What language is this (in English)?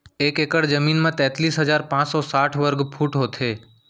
Chhattisgarhi